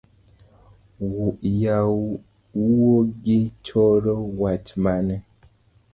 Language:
Luo (Kenya and Tanzania)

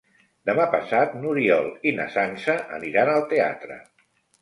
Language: Catalan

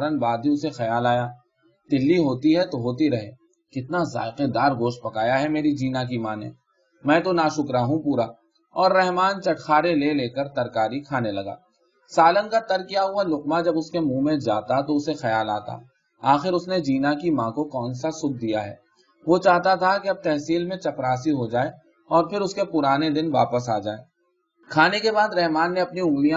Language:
Urdu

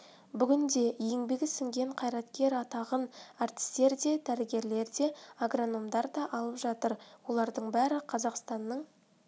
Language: Kazakh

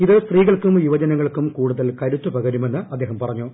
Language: Malayalam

